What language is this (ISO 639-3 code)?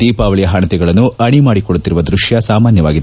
kan